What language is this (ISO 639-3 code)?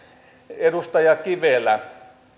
fin